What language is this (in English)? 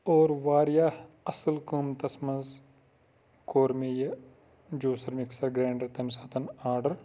Kashmiri